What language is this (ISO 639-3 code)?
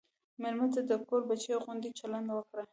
pus